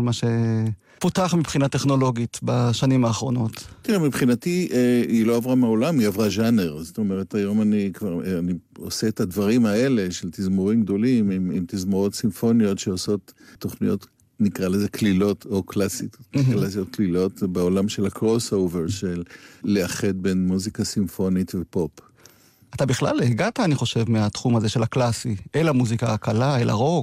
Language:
Hebrew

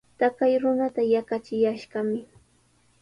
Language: Sihuas Ancash Quechua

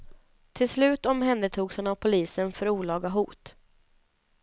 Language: Swedish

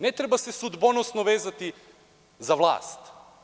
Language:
Serbian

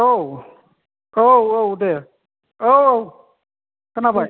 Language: Bodo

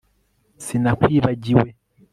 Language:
Kinyarwanda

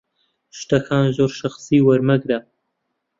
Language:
Central Kurdish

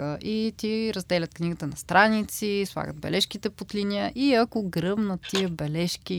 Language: Bulgarian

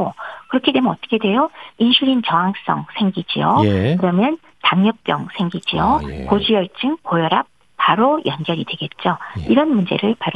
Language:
Korean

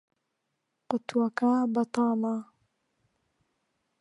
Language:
Central Kurdish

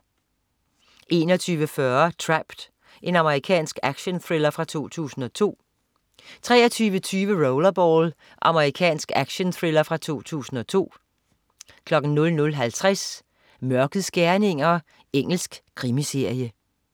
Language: Danish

